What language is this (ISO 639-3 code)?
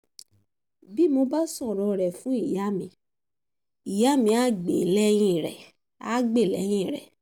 yor